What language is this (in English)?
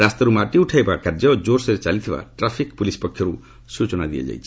Odia